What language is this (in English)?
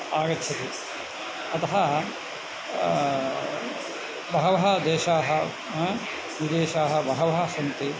Sanskrit